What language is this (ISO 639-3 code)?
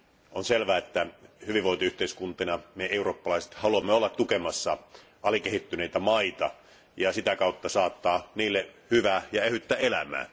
fin